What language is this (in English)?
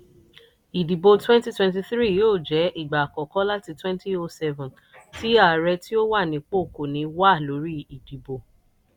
Yoruba